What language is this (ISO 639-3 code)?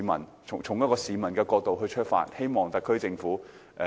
yue